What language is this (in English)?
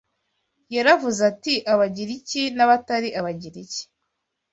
Kinyarwanda